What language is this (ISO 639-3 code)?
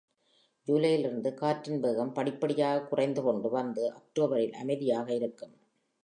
tam